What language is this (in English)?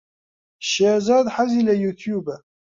Central Kurdish